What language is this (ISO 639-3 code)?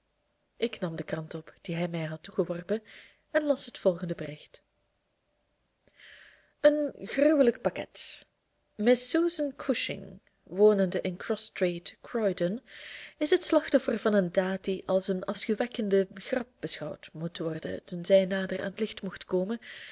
nld